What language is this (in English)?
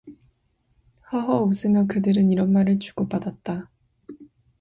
Korean